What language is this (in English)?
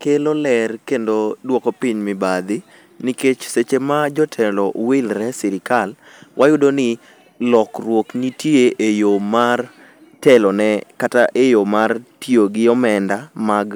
Luo (Kenya and Tanzania)